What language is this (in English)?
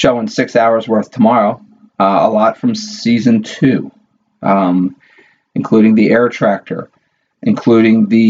English